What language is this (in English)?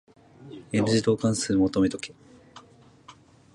Japanese